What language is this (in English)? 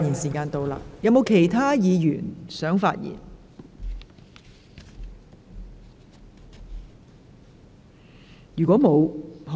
Cantonese